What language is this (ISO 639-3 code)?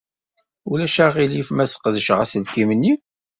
kab